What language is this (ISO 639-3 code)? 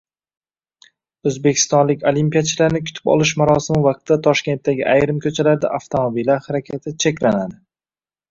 uzb